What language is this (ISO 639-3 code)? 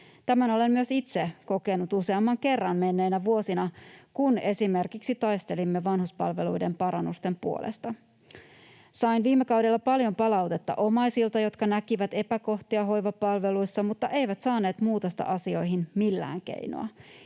fin